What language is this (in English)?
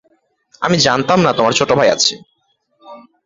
Bangla